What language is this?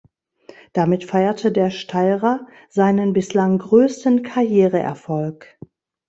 German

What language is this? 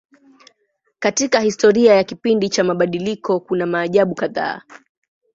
Swahili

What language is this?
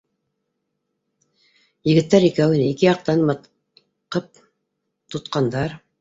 Bashkir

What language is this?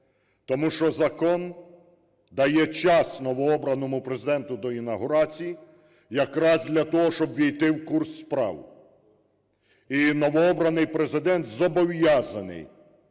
Ukrainian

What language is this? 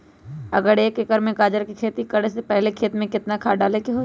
Magahi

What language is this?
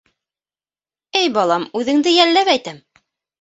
Bashkir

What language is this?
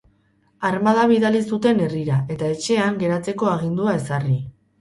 Basque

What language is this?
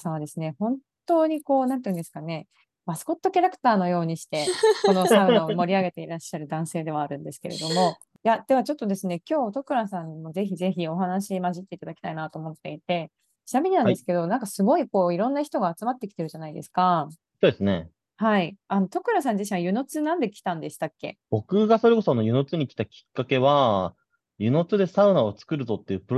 Japanese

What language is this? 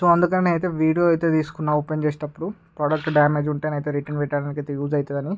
Telugu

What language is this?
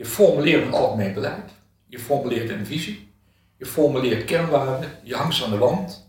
Dutch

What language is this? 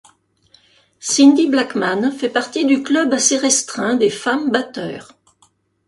French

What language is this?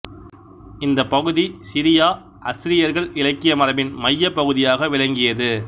Tamil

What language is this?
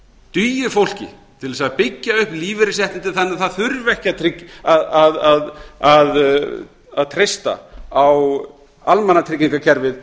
Icelandic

